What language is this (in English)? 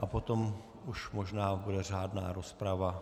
Czech